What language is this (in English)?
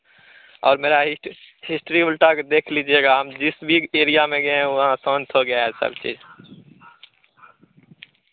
Hindi